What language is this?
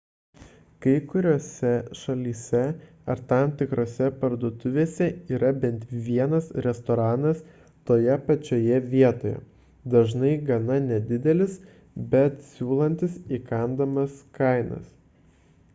Lithuanian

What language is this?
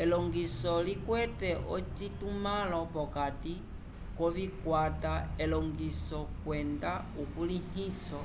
Umbundu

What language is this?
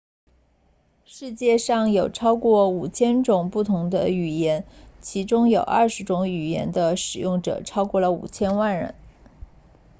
Chinese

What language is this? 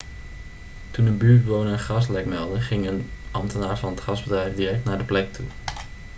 Dutch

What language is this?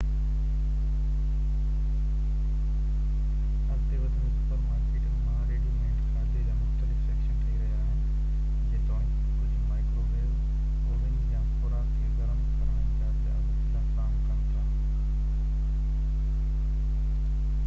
Sindhi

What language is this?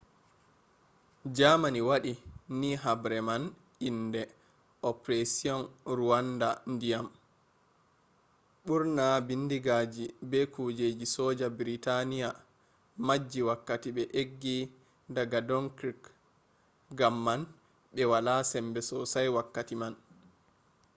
Fula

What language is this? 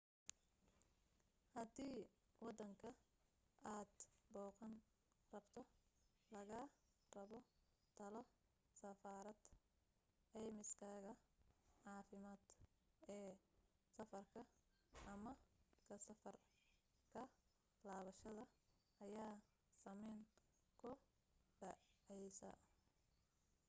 Somali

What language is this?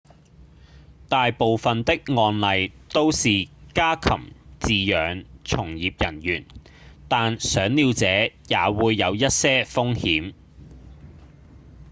Cantonese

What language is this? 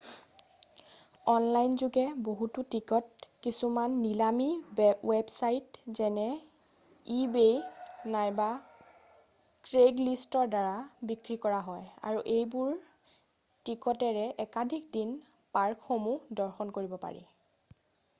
Assamese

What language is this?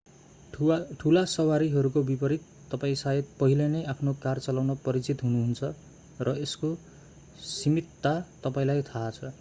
Nepali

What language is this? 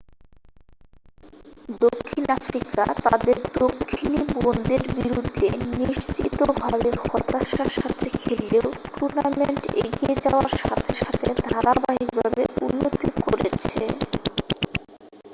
Bangla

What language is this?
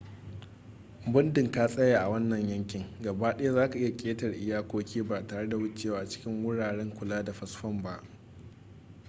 Hausa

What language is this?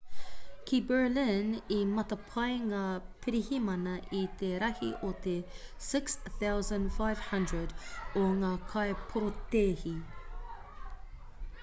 Māori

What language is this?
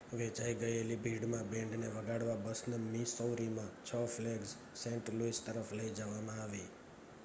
Gujarati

